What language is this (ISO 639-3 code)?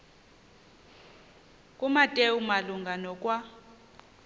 xho